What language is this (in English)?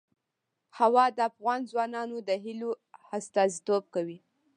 Pashto